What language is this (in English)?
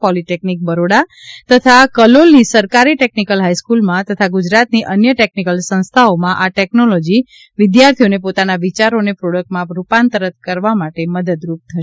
Gujarati